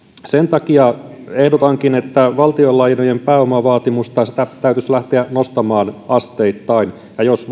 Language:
Finnish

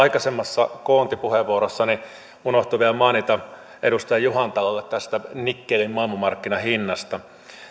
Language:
Finnish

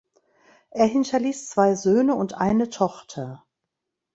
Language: German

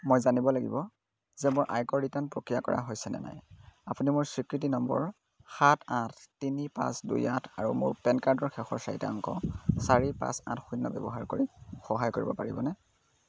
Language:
Assamese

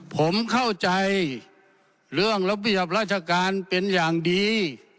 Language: Thai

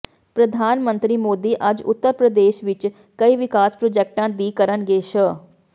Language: Punjabi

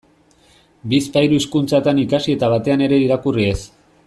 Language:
Basque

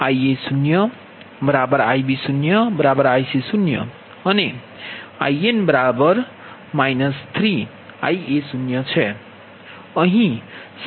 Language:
Gujarati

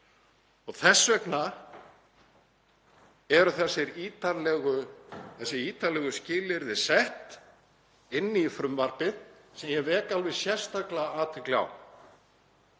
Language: Icelandic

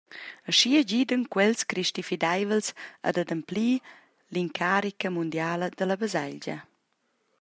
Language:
Romansh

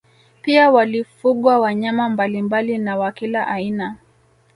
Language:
Swahili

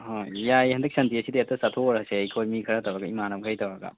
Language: Manipuri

